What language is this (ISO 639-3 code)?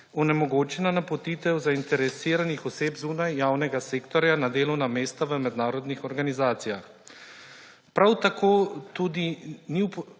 slv